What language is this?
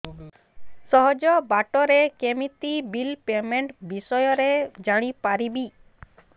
Odia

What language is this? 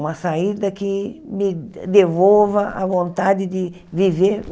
Portuguese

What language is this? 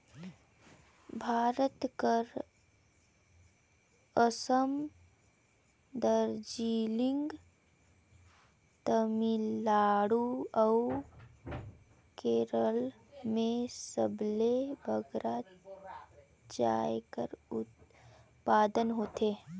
Chhattisgarhi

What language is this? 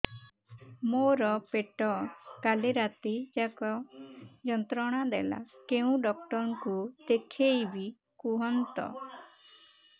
Odia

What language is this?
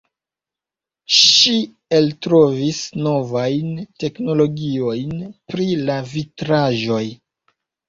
Esperanto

